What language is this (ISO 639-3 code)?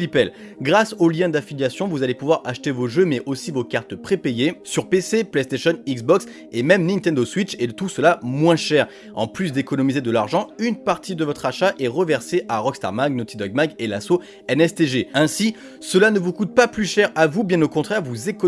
fra